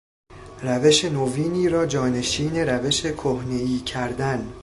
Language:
Persian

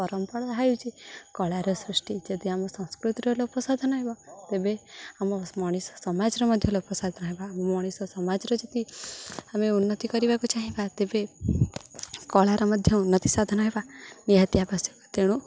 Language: Odia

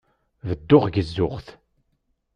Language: Kabyle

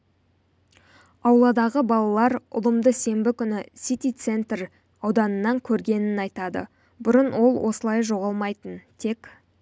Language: Kazakh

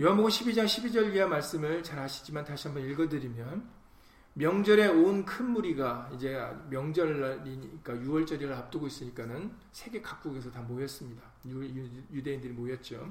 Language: Korean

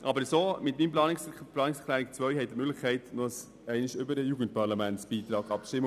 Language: Swiss German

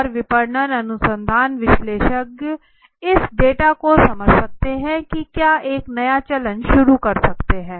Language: Hindi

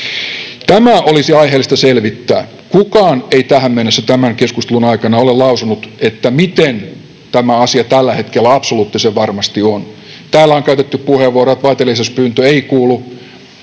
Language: Finnish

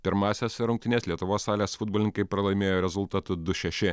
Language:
Lithuanian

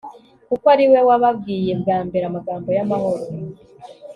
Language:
Kinyarwanda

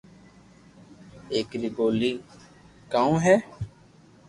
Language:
Loarki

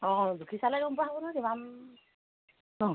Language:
Assamese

